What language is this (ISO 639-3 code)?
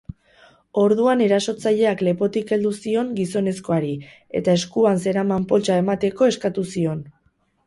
eus